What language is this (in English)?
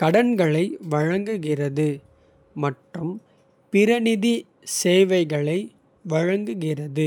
Kota (India)